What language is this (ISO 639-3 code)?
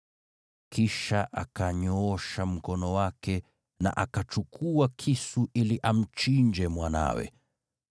swa